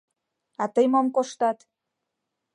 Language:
Mari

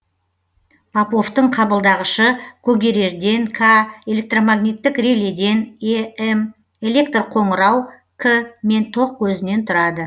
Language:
Kazakh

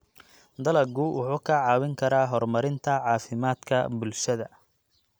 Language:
Somali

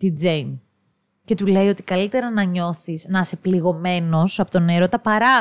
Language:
Greek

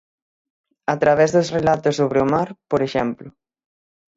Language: Galician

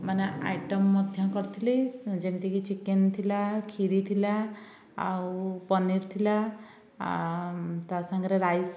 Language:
Odia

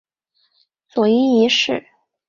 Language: Chinese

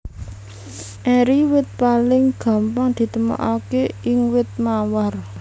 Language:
Javanese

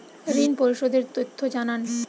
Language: Bangla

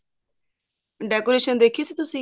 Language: Punjabi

